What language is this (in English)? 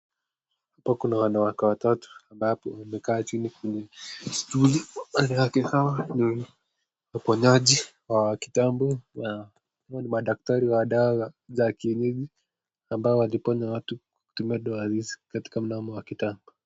Swahili